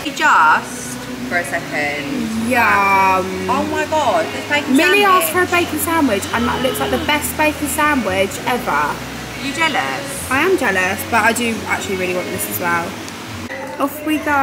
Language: English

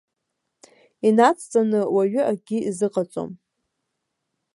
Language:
Abkhazian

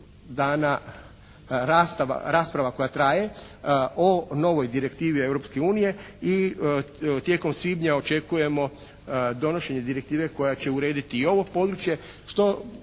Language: Croatian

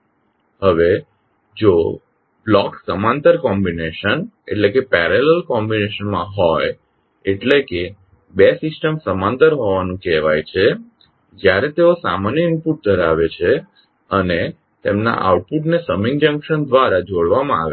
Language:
Gujarati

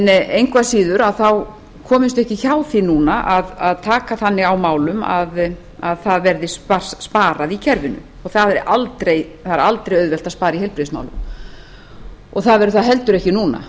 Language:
Icelandic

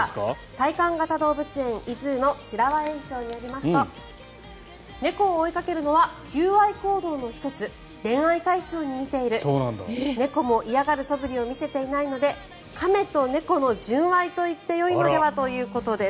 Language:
Japanese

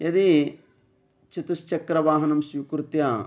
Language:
Sanskrit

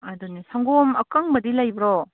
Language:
Manipuri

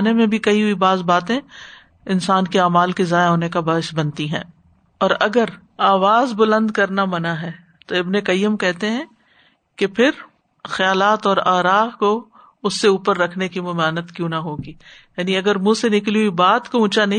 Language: Urdu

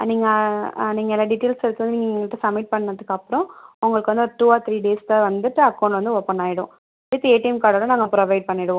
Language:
Tamil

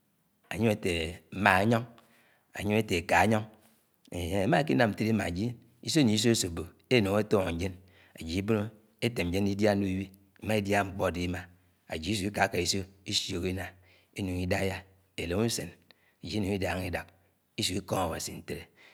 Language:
Anaang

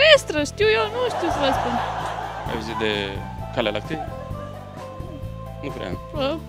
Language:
Romanian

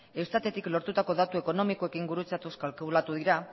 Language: Basque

